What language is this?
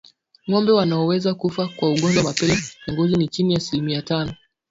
Swahili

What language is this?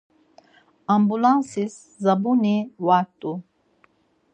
Laz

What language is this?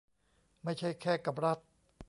Thai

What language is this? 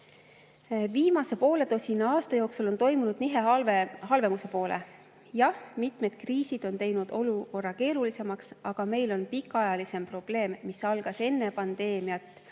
Estonian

